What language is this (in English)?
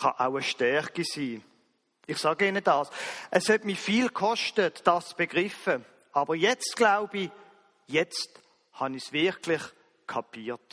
German